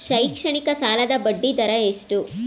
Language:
Kannada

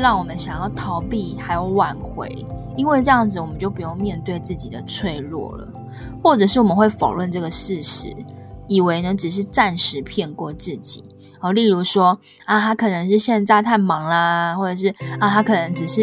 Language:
Chinese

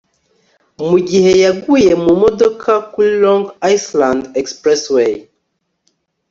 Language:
Kinyarwanda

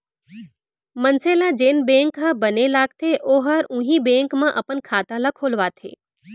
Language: Chhattisgarhi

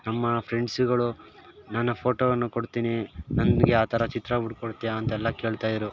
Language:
Kannada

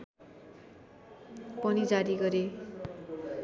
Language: Nepali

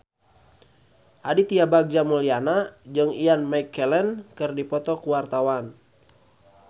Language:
Sundanese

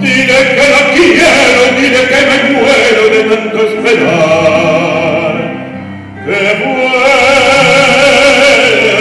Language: Romanian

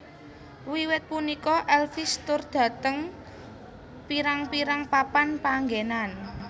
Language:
Javanese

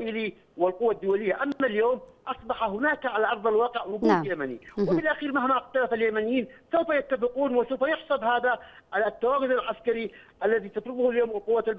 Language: Arabic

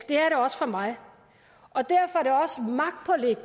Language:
Danish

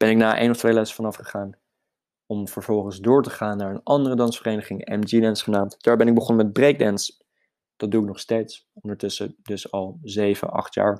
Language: Dutch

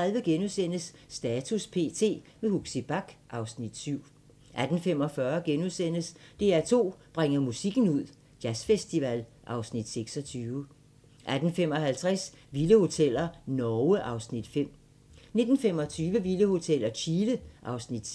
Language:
Danish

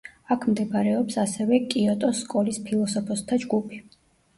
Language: Georgian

